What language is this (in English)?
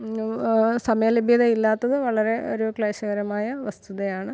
Malayalam